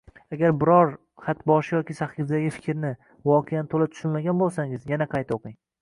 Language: Uzbek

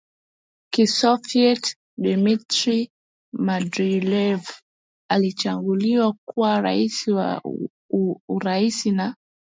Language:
Swahili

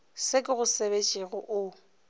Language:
Northern Sotho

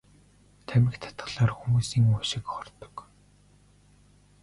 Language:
Mongolian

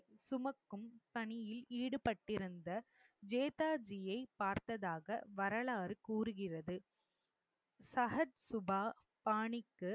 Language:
Tamil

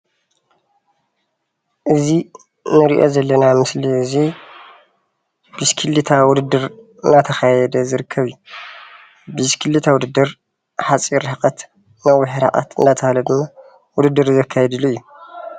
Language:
Tigrinya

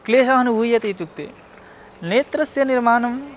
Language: Sanskrit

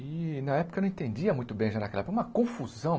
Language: Portuguese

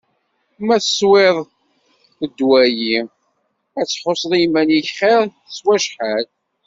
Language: Kabyle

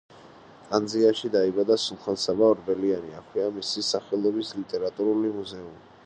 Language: Georgian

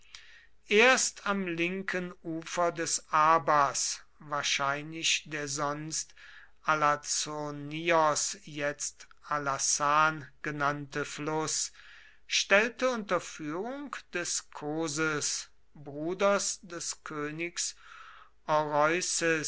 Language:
German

